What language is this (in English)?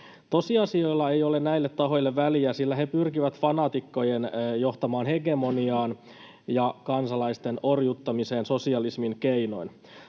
Finnish